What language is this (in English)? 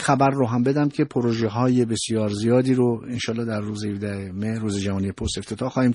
Persian